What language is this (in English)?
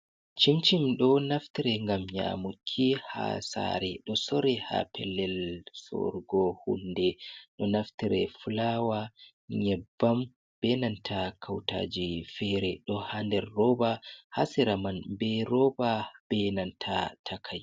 Fula